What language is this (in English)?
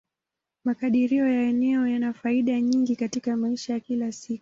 Swahili